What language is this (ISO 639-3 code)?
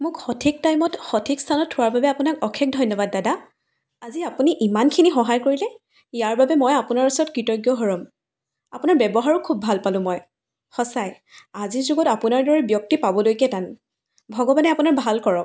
asm